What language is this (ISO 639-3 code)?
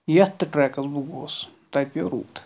kas